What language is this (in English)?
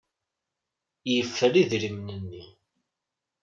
Kabyle